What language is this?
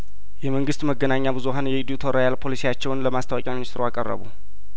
Amharic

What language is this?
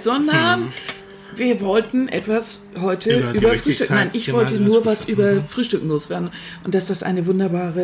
German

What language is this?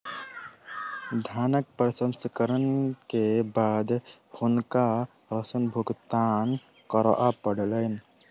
Maithili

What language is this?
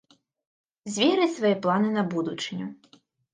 Belarusian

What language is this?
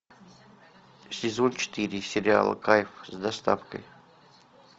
Russian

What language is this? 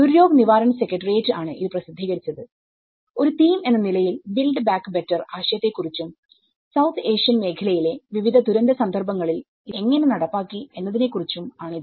Malayalam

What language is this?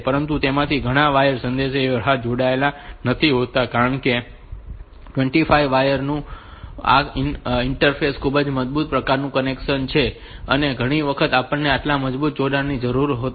Gujarati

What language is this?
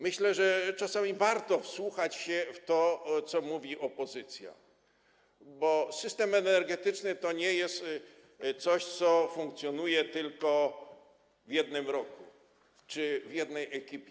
Polish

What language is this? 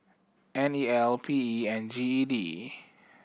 English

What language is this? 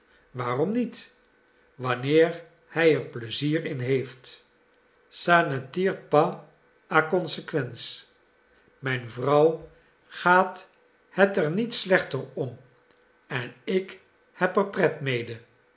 Dutch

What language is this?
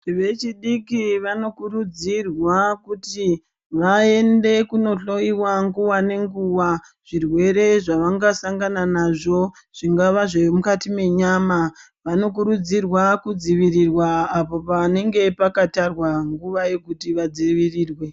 Ndau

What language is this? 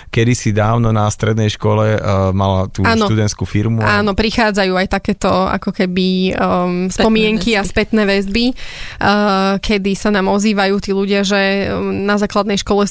Slovak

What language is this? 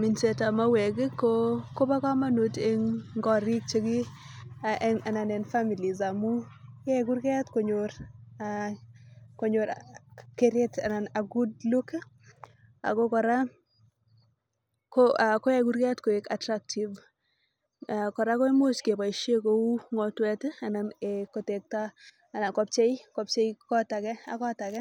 Kalenjin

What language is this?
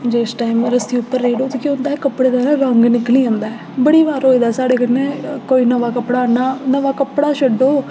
Dogri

